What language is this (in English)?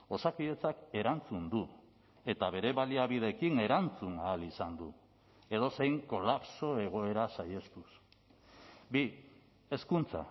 Basque